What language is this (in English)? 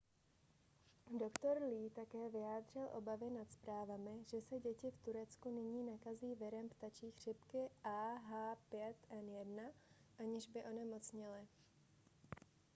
Czech